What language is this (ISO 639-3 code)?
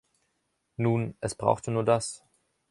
deu